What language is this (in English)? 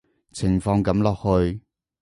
Cantonese